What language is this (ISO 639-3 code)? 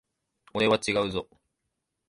jpn